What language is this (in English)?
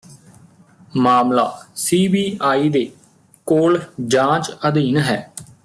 Punjabi